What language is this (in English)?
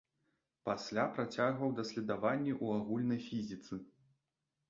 Belarusian